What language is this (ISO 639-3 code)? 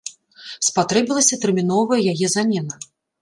bel